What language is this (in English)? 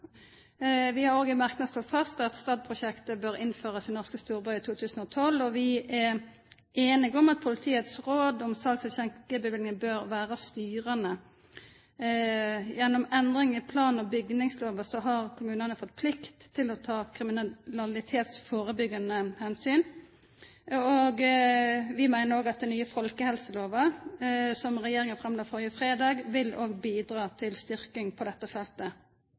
Norwegian Nynorsk